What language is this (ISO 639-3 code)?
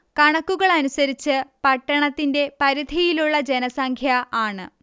mal